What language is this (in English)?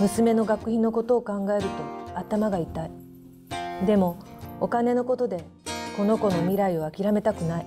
Japanese